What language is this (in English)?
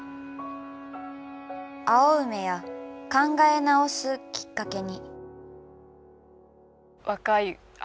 Japanese